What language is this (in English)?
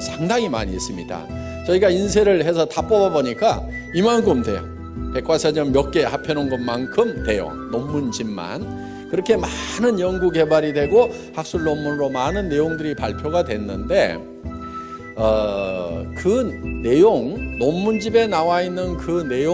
Korean